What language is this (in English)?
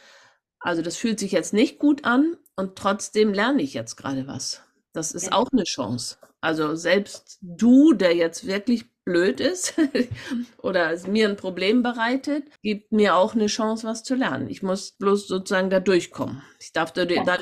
German